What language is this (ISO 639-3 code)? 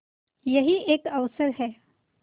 hin